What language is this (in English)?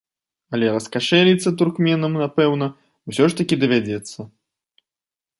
Belarusian